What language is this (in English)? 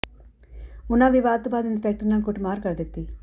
Punjabi